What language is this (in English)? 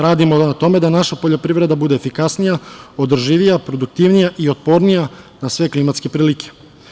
Serbian